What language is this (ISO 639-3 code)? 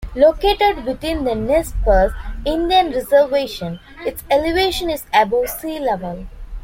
eng